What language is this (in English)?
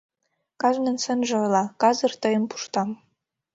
Mari